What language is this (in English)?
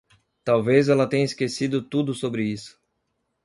Portuguese